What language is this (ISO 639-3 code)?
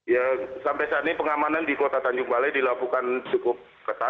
ind